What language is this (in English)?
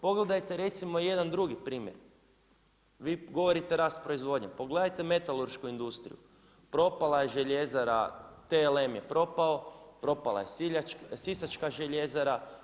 Croatian